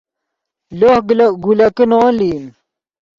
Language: Yidgha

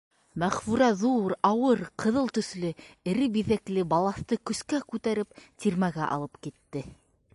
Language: Bashkir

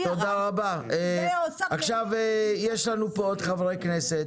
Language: Hebrew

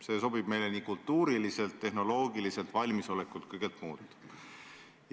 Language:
Estonian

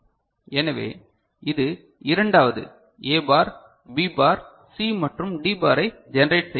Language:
Tamil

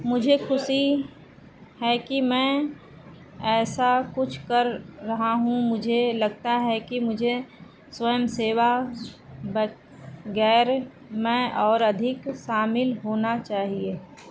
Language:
Hindi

